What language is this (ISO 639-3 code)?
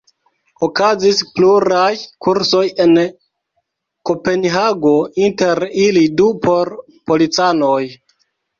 epo